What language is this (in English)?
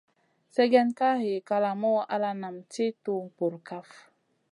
Masana